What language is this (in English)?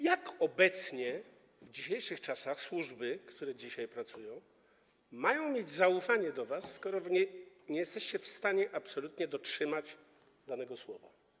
Polish